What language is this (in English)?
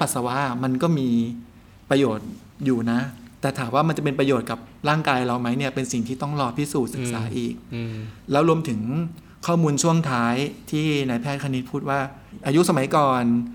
Thai